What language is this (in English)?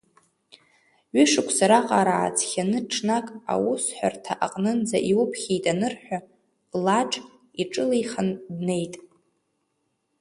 Abkhazian